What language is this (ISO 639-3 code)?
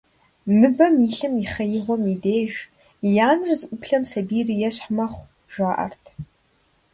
kbd